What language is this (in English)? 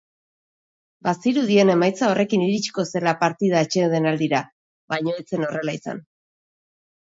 Basque